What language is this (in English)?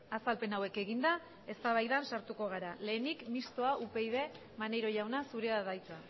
Basque